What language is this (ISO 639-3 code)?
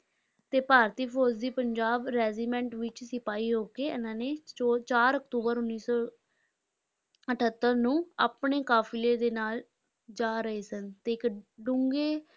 pan